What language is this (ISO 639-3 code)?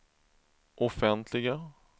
swe